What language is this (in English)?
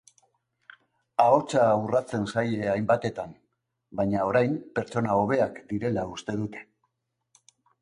Basque